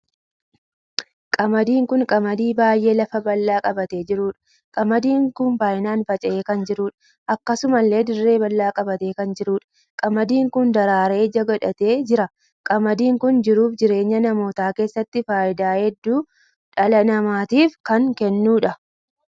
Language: Oromo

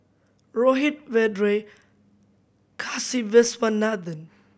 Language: English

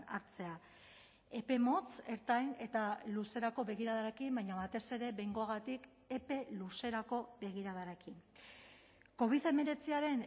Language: Basque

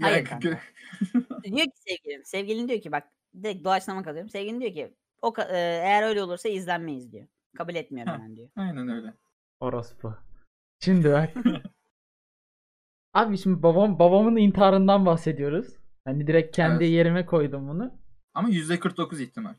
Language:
Turkish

